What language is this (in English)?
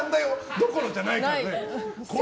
Japanese